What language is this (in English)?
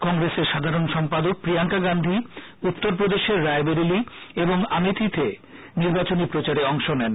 Bangla